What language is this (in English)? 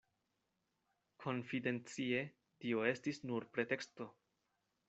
Esperanto